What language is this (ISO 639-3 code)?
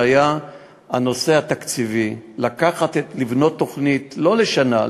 heb